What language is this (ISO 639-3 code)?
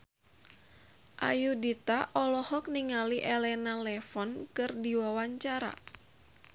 sun